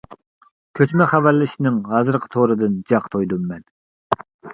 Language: Uyghur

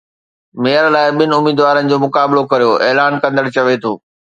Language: Sindhi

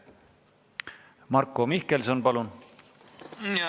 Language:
Estonian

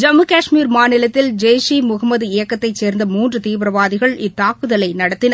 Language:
Tamil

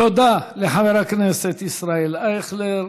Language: Hebrew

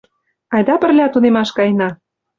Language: Mari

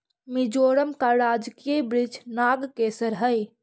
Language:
Magahi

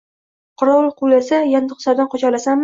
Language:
Uzbek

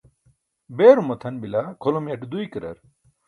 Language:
Burushaski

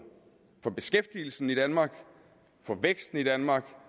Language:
Danish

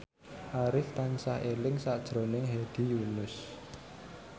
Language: Javanese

